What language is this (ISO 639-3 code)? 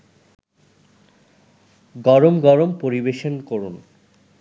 ben